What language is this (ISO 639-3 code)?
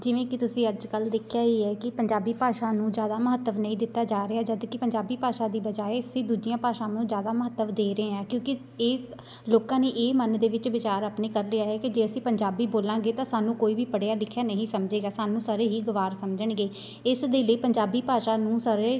pan